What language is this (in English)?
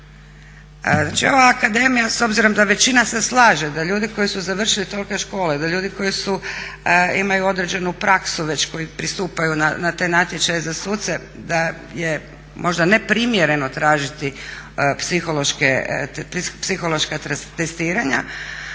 Croatian